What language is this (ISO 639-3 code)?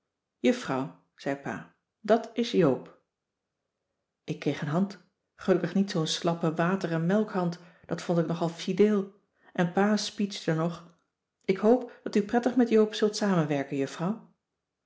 nld